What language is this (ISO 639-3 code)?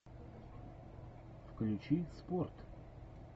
rus